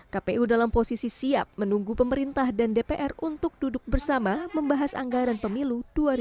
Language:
Indonesian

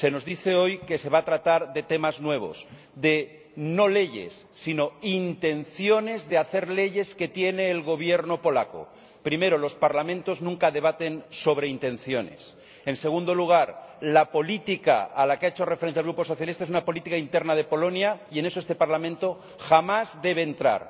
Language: Spanish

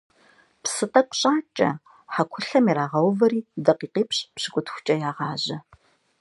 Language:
Kabardian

